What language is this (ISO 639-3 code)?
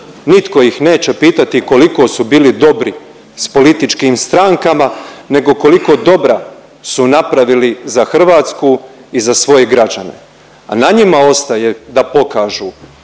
hrv